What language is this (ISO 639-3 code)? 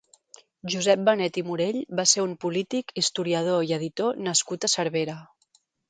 cat